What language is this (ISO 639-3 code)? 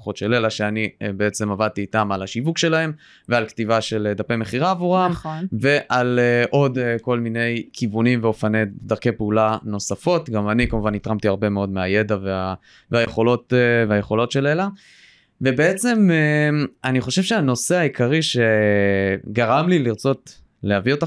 heb